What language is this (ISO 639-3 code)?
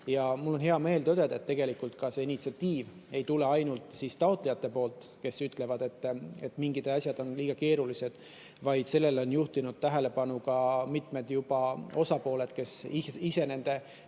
est